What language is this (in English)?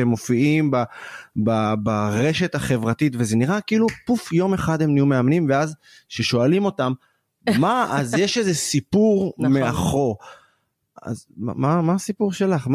Hebrew